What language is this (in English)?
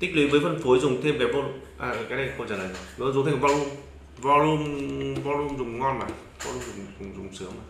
Vietnamese